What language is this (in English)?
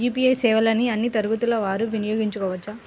Telugu